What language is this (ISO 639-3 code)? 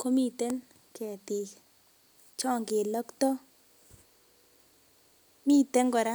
kln